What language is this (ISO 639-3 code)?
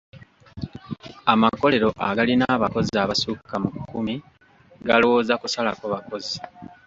lug